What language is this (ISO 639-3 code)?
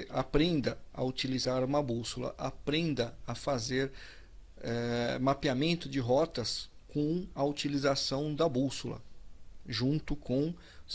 por